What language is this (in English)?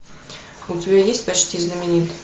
Russian